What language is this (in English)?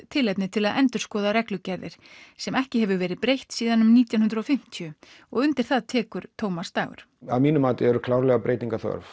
Icelandic